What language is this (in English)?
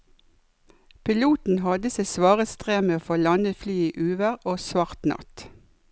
Norwegian